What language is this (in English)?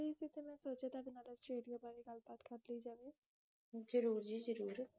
Punjabi